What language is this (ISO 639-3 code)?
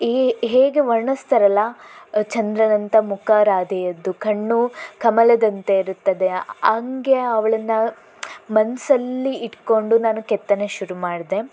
kan